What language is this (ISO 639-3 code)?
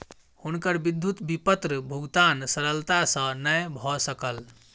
mai